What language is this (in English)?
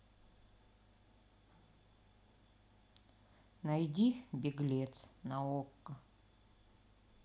Russian